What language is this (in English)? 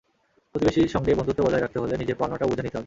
Bangla